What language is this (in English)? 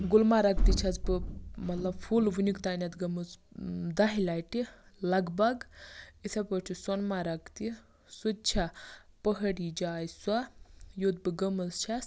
Kashmiri